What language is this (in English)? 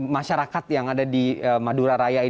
Indonesian